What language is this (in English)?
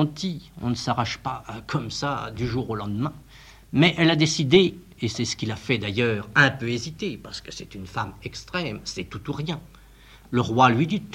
French